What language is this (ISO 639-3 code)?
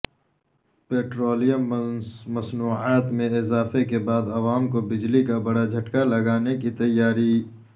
urd